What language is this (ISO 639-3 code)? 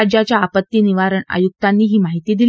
mar